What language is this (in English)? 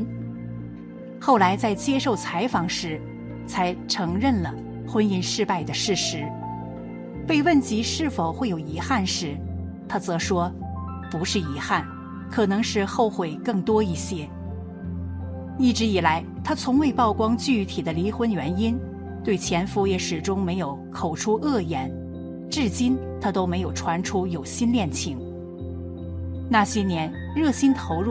Chinese